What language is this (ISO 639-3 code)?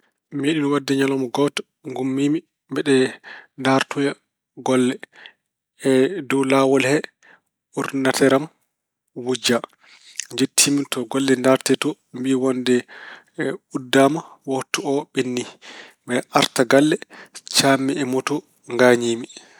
ful